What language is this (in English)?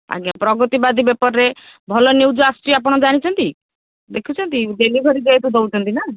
Odia